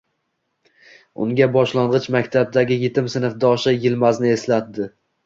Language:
Uzbek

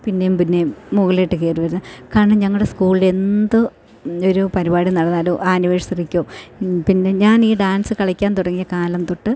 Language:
Malayalam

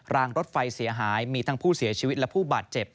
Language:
Thai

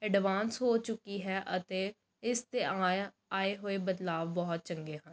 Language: Punjabi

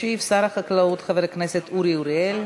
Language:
Hebrew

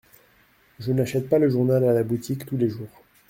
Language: French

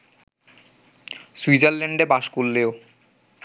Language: Bangla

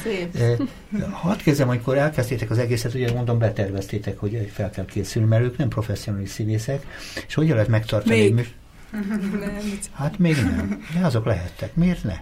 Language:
Hungarian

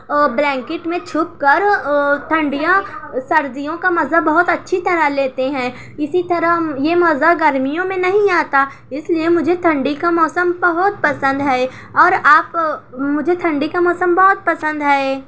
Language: Urdu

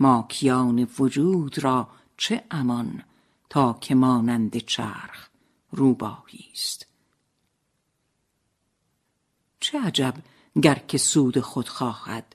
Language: Persian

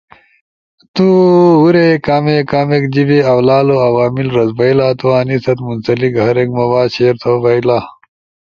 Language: Ushojo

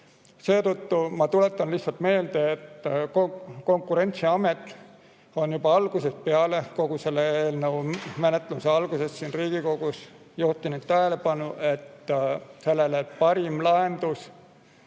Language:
Estonian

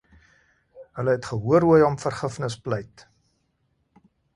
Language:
Afrikaans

